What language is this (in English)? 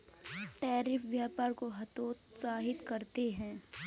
Hindi